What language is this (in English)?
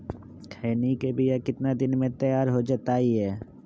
Magahi